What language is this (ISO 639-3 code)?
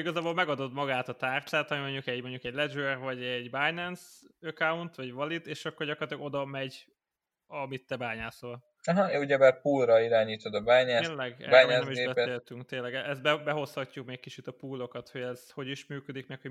hun